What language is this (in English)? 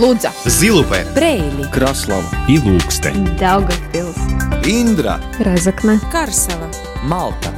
Russian